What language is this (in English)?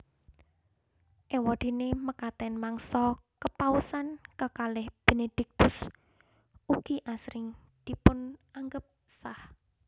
Javanese